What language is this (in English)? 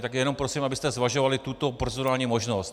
Czech